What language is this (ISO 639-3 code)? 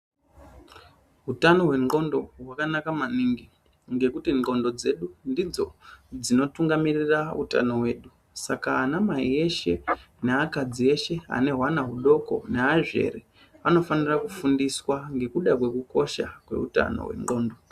ndc